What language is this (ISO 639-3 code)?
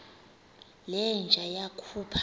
xho